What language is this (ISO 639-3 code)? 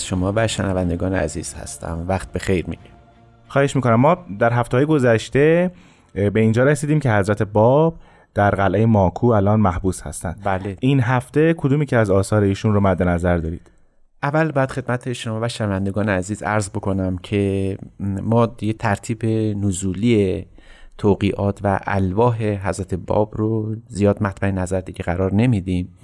fas